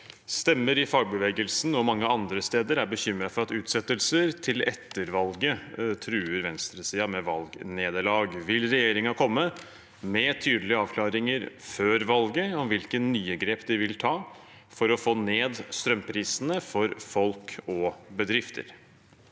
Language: Norwegian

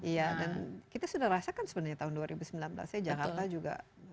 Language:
Indonesian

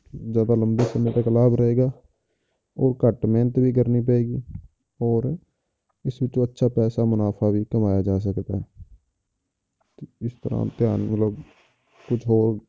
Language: Punjabi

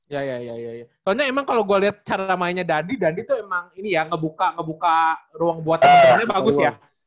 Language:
Indonesian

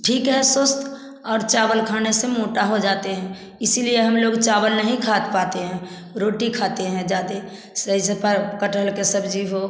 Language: Hindi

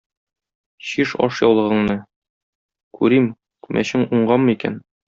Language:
Tatar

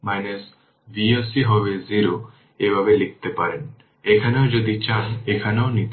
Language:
Bangla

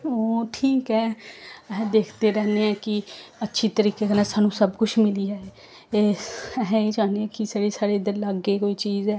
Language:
Dogri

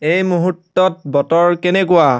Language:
Assamese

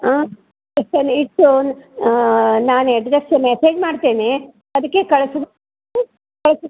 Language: Kannada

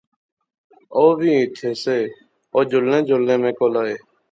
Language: Pahari-Potwari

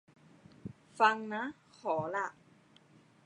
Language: Thai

